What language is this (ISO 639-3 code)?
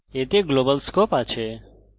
ben